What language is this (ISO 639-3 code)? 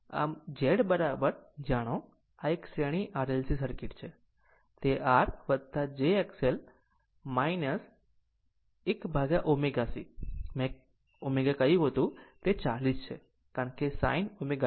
guj